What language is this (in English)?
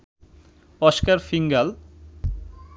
Bangla